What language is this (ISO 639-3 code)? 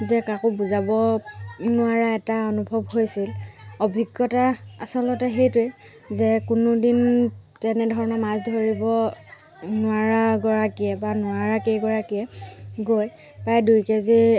asm